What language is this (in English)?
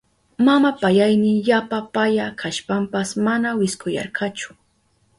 Southern Pastaza Quechua